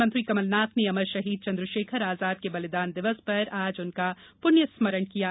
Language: Hindi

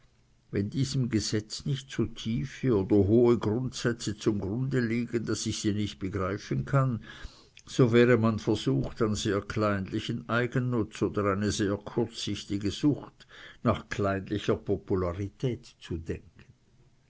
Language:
German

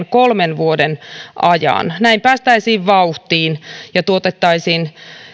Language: Finnish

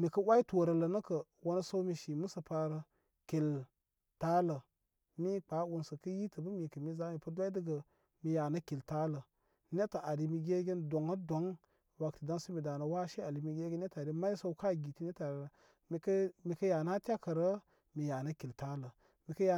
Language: Koma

